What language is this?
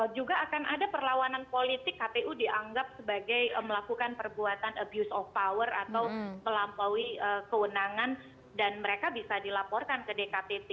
Indonesian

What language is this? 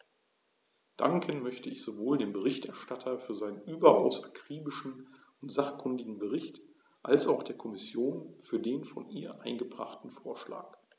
German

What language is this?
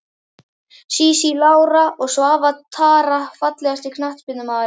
Icelandic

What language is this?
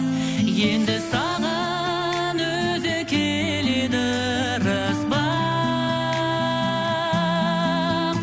Kazakh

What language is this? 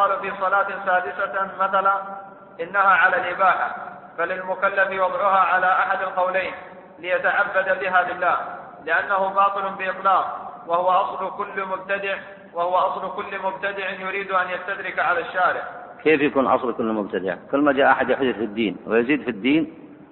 Arabic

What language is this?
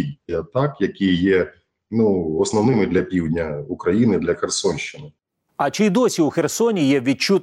Ukrainian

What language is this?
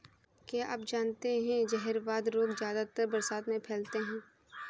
Hindi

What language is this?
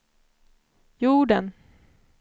Swedish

